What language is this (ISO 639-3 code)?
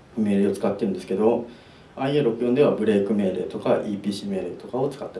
jpn